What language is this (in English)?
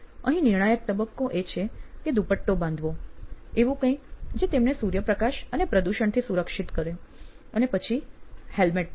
Gujarati